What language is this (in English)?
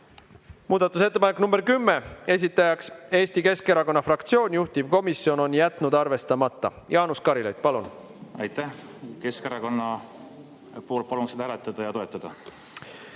Estonian